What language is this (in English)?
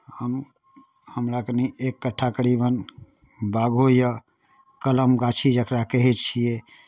Maithili